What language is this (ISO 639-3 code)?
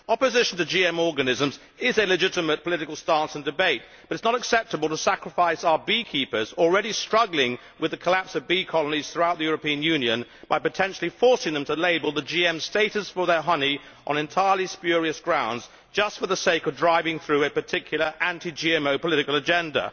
eng